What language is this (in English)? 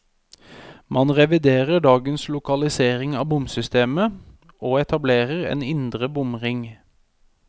Norwegian